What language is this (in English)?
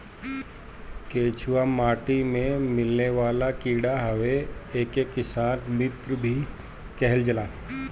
Bhojpuri